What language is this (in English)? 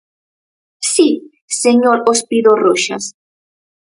Galician